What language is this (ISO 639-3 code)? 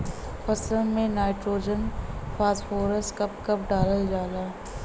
bho